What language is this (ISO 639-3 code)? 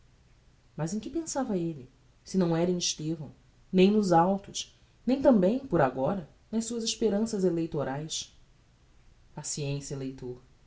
por